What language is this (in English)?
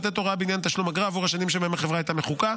Hebrew